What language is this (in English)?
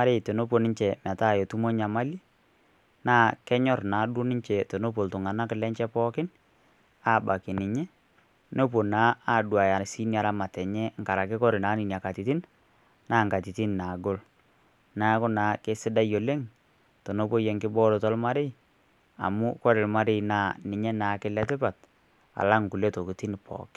Masai